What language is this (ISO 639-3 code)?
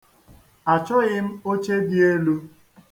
ibo